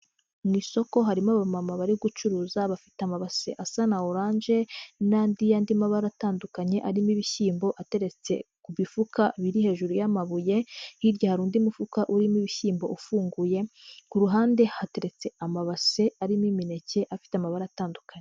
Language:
Kinyarwanda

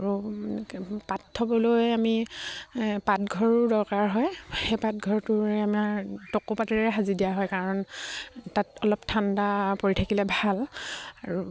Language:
Assamese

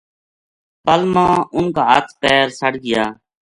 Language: Gujari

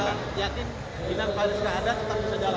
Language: Indonesian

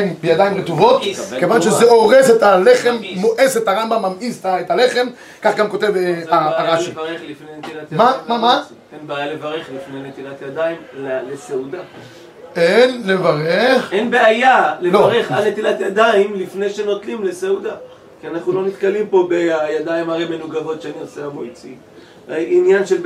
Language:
Hebrew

